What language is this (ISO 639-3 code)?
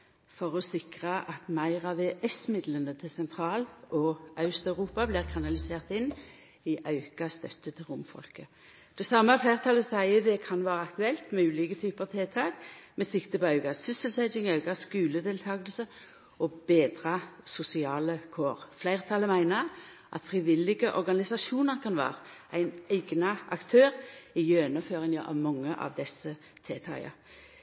nno